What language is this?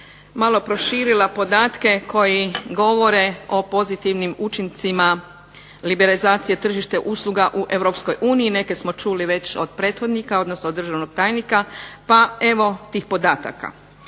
Croatian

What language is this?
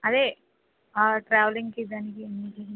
Telugu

